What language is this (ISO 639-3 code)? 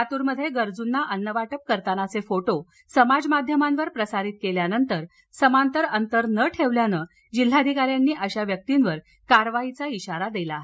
mar